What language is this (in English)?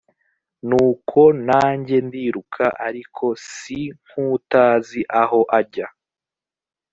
Kinyarwanda